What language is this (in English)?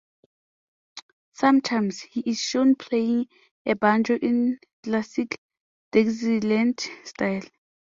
English